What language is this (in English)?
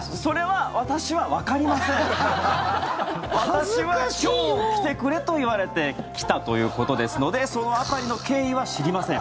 Japanese